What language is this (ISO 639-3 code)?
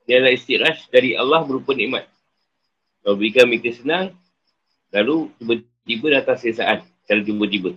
msa